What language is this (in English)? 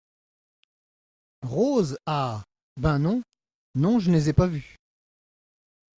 French